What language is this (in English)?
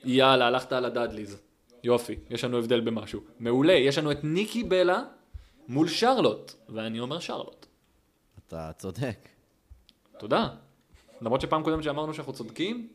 Hebrew